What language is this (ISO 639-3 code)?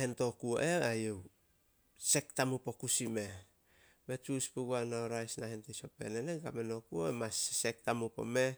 sol